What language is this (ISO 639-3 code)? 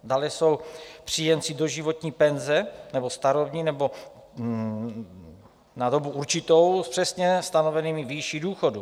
ces